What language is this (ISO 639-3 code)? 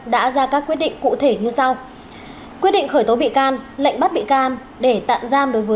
vie